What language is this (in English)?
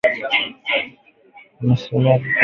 Swahili